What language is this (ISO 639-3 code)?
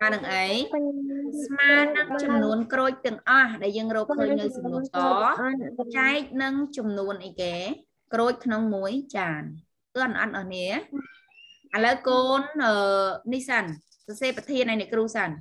tha